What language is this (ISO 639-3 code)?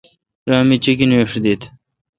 xka